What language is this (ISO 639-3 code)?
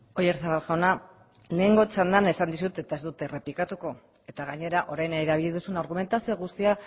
eus